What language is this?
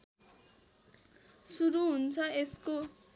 Nepali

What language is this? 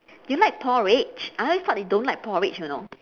English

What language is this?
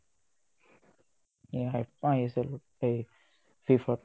Assamese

